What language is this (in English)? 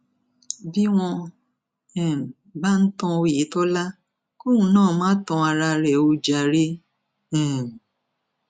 Yoruba